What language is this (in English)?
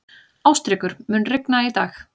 Icelandic